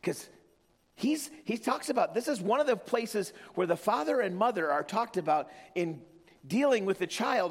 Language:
English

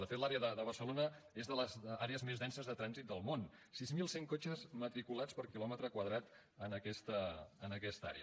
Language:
Catalan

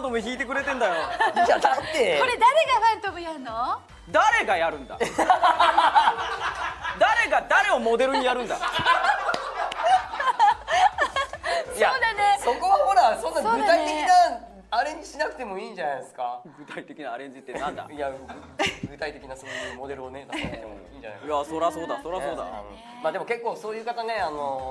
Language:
Japanese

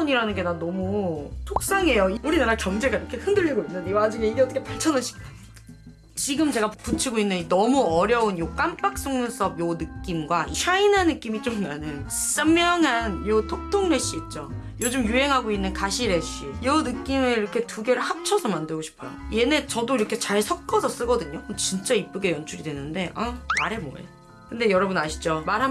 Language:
Korean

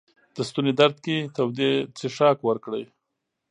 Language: Pashto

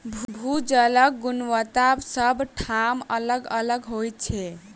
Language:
Maithili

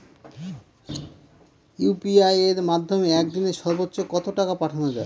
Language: Bangla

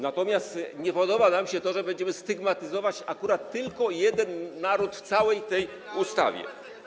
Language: Polish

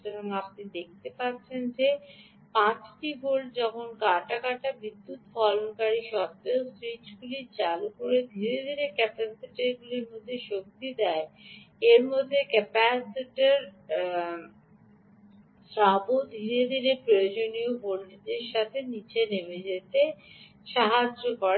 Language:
Bangla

